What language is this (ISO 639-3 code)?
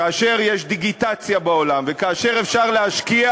heb